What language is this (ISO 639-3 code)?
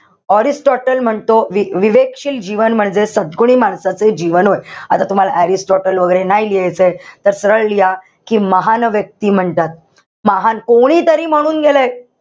mar